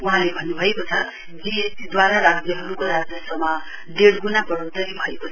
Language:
Nepali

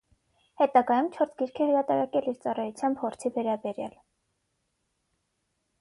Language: Armenian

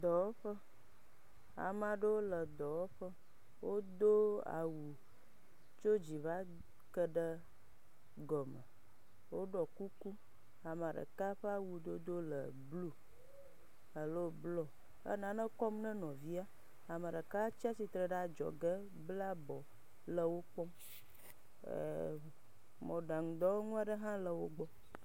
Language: Ewe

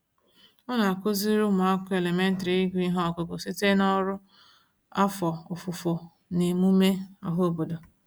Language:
Igbo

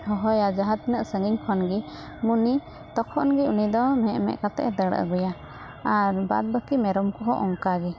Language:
Santali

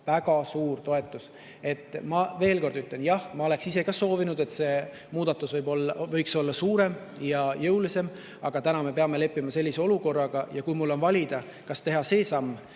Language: Estonian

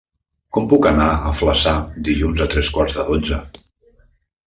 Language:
Catalan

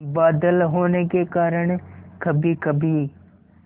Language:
Hindi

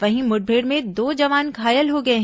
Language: Hindi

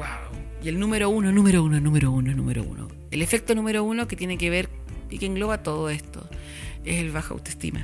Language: Spanish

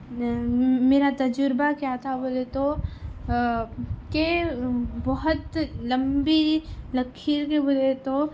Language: Urdu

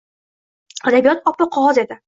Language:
Uzbek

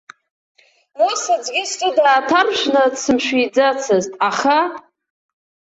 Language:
Abkhazian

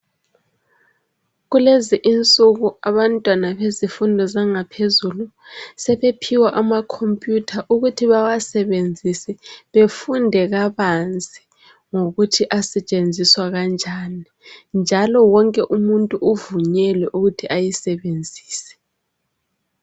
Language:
North Ndebele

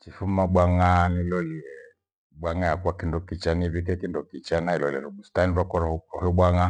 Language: Gweno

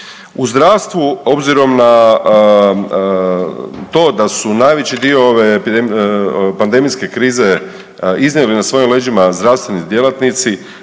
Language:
Croatian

